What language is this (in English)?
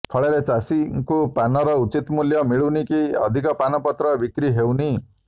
Odia